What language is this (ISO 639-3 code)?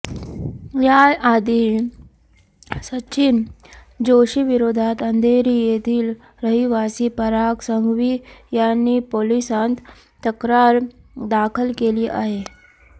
mar